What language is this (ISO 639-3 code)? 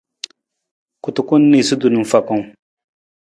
nmz